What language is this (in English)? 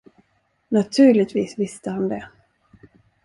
Swedish